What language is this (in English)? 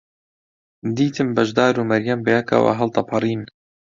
Central Kurdish